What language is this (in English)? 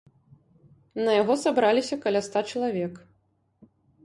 Belarusian